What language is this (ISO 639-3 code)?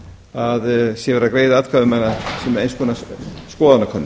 isl